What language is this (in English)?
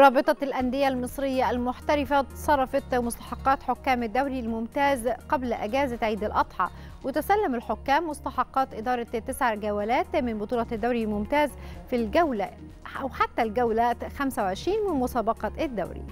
Arabic